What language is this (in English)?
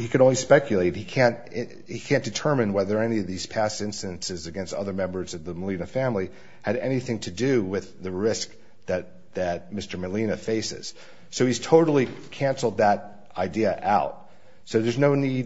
English